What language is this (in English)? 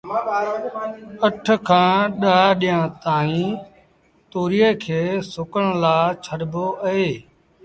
Sindhi Bhil